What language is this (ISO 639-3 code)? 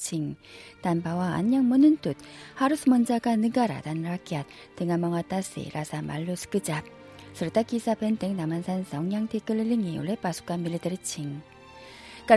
ind